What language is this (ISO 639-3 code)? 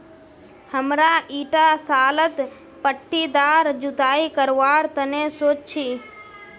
mag